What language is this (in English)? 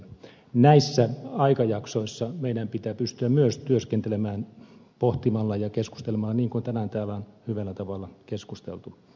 Finnish